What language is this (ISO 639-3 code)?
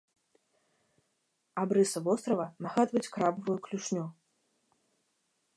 bel